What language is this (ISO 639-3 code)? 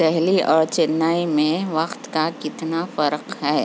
urd